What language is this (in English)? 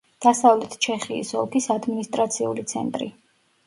Georgian